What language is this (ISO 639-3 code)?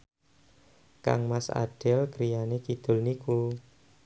jav